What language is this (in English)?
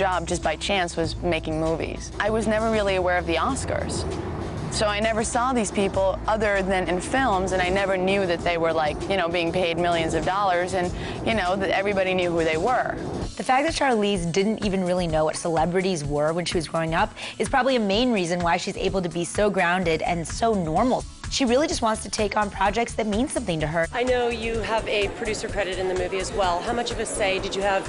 English